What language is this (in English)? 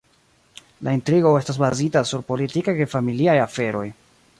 Esperanto